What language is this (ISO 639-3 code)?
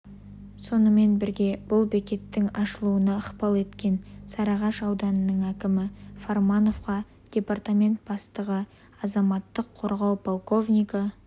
kaz